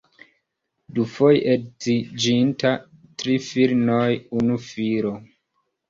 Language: Esperanto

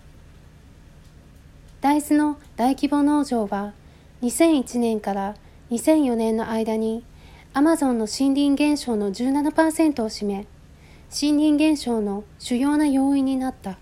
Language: Japanese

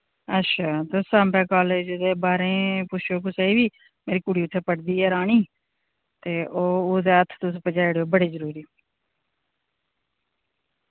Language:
Dogri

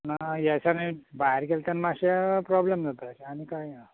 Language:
Konkani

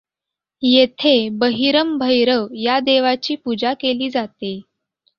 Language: Marathi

